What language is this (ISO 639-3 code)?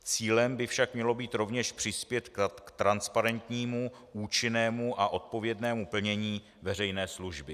ces